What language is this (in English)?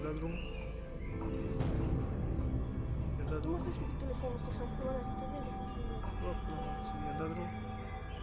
Indonesian